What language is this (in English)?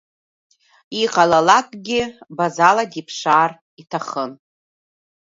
Abkhazian